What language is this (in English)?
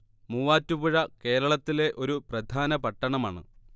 Malayalam